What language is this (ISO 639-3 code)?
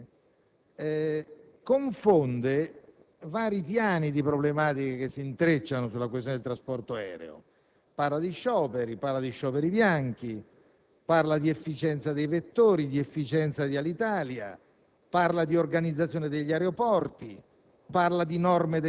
ita